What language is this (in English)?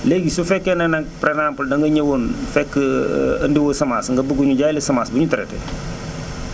Wolof